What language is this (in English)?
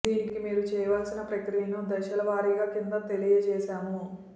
Telugu